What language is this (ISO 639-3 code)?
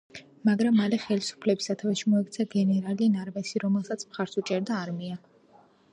kat